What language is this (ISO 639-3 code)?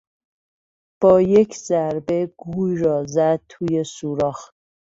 fas